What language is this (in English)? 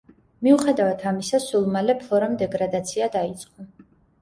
Georgian